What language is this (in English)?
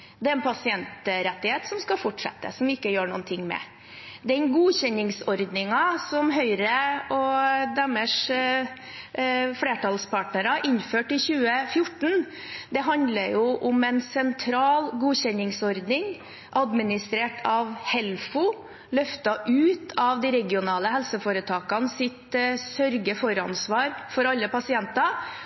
Norwegian Bokmål